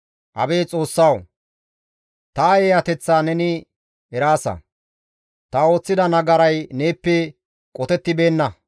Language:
Gamo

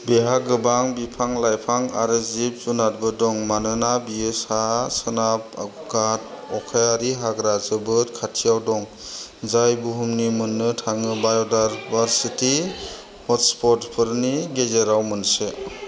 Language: Bodo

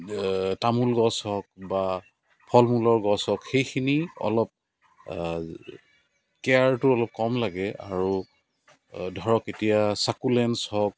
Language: Assamese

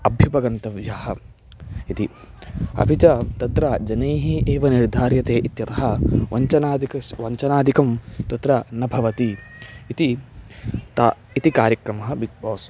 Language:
Sanskrit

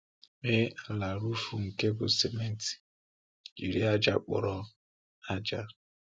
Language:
Igbo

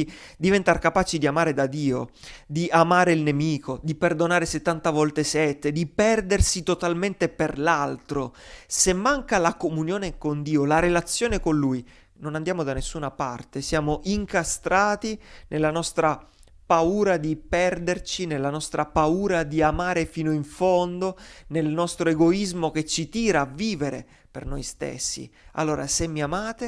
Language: Italian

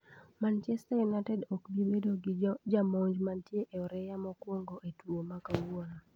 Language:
Luo (Kenya and Tanzania)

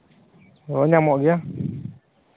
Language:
Santali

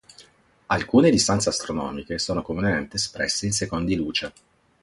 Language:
Italian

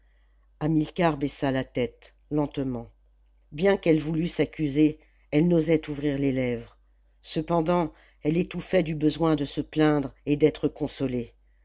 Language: French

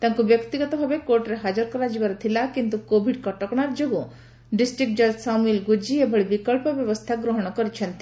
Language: Odia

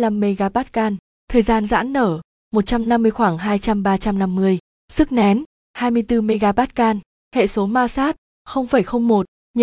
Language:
Vietnamese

